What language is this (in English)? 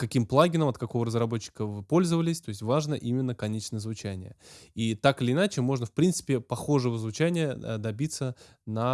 Russian